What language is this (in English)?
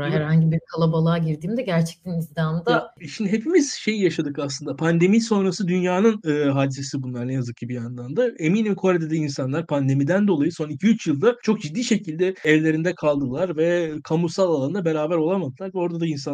Turkish